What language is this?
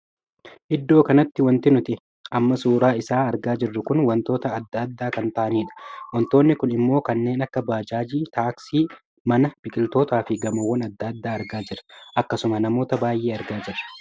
Oromo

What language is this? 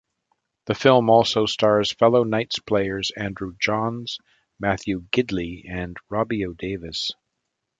English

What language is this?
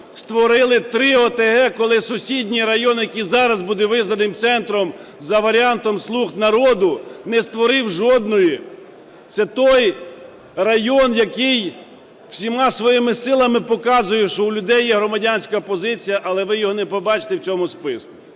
Ukrainian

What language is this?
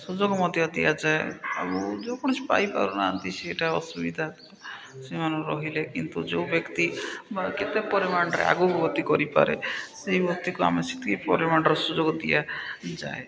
Odia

